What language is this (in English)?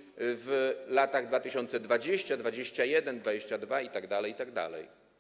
Polish